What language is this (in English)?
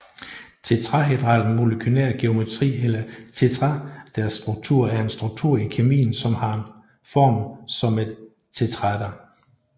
Danish